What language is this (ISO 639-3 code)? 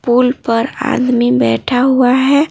hin